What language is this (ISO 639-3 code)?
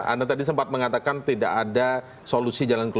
ind